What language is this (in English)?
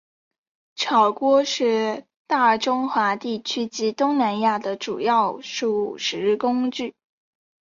Chinese